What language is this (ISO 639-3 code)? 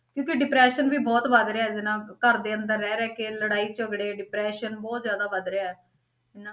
pan